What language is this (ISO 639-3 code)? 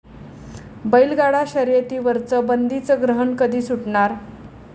mar